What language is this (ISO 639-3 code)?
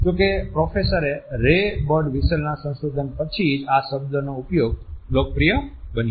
guj